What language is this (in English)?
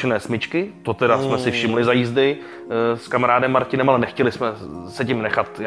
Czech